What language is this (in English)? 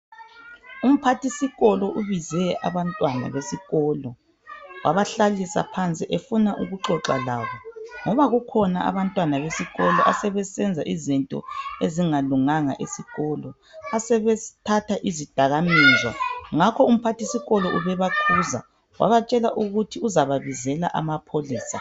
North Ndebele